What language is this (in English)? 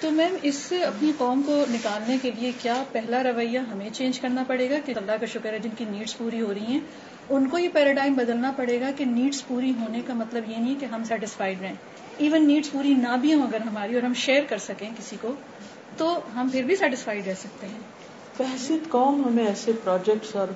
Urdu